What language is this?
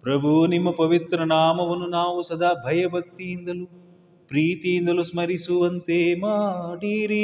Kannada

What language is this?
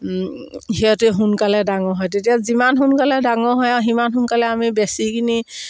Assamese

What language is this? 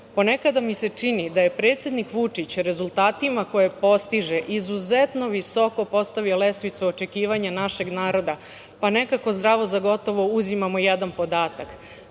Serbian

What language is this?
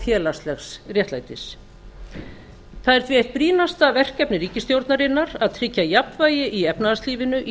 Icelandic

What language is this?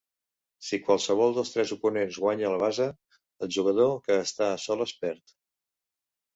Catalan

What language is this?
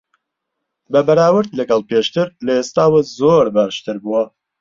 Central Kurdish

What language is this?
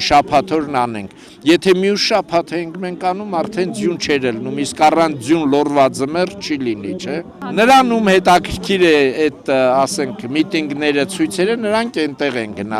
Arabic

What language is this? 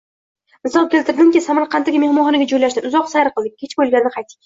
Uzbek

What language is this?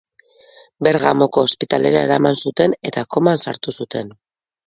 Basque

